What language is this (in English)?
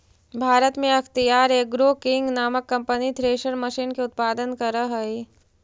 Magahi